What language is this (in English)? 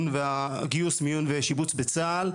Hebrew